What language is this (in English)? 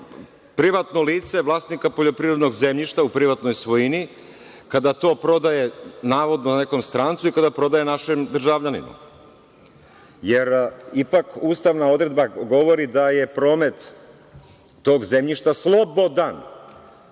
Serbian